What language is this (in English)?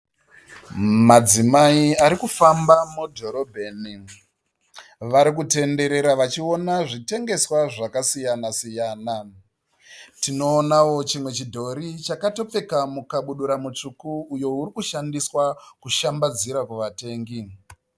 Shona